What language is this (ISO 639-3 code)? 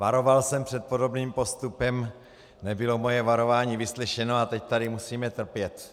ces